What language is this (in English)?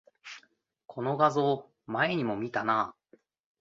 Japanese